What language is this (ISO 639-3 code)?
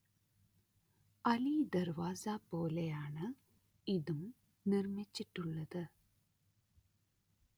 mal